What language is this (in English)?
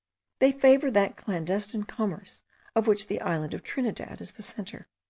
English